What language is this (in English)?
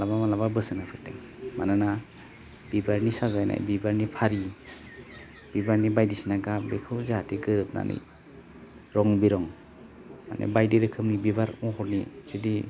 Bodo